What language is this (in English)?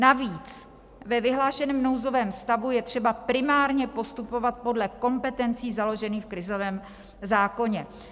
Czech